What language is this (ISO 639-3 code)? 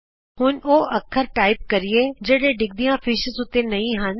pan